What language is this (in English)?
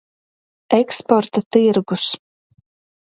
Latvian